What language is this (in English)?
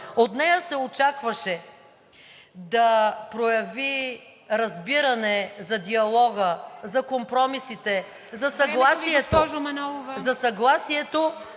Bulgarian